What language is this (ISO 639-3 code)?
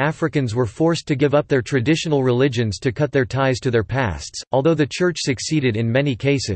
eng